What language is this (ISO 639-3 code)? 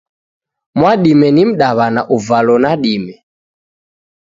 dav